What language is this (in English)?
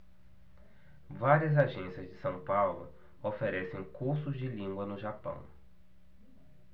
Portuguese